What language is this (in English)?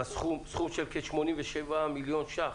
Hebrew